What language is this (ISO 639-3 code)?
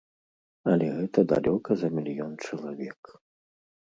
bel